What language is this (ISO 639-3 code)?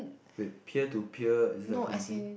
eng